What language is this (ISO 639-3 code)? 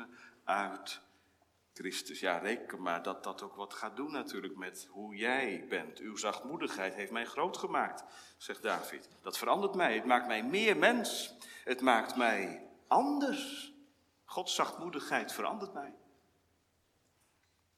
nld